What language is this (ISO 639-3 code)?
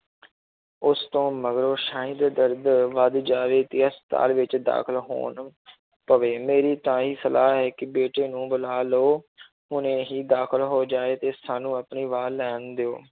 pan